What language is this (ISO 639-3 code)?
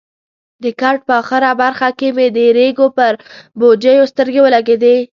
pus